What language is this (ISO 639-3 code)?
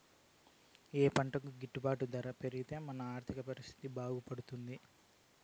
tel